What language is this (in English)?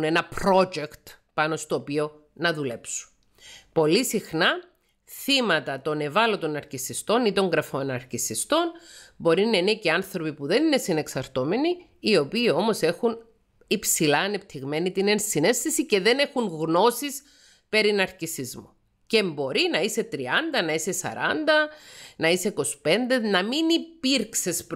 Greek